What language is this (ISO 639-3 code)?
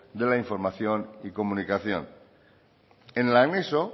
spa